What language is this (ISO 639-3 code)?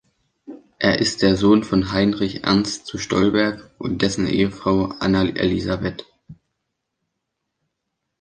deu